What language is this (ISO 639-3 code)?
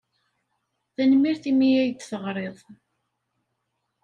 kab